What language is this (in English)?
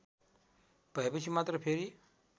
Nepali